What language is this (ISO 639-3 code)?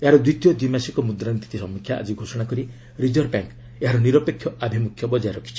ori